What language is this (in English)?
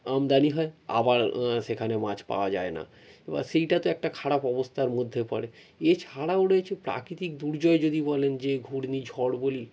Bangla